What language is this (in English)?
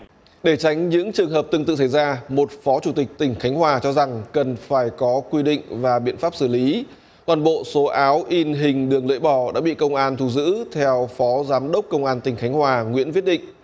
Vietnamese